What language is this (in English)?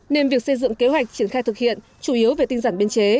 Vietnamese